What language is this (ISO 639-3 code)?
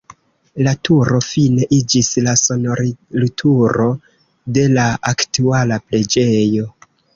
epo